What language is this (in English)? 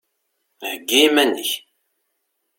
Kabyle